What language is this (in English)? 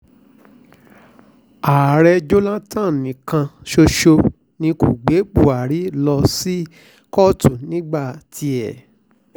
Yoruba